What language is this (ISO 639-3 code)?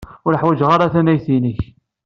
kab